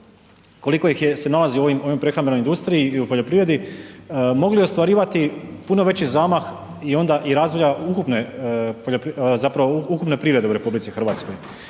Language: Croatian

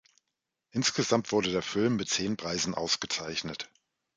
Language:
German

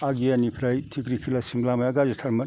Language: Bodo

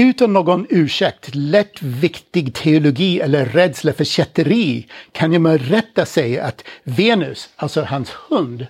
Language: Swedish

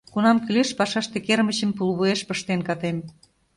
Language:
Mari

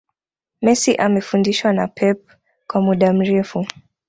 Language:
Swahili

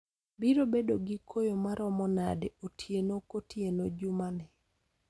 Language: Luo (Kenya and Tanzania)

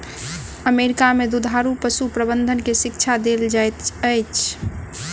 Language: Maithili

